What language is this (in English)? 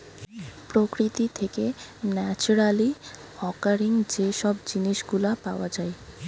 Bangla